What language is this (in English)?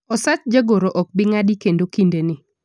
Luo (Kenya and Tanzania)